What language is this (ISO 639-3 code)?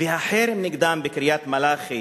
heb